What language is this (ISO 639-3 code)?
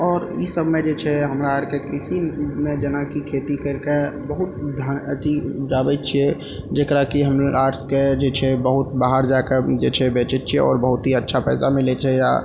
mai